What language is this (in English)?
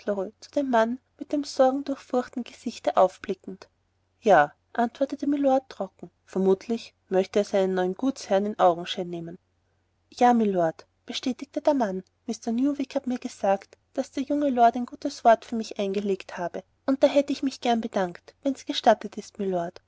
German